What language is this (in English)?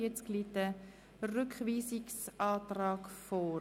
Swiss German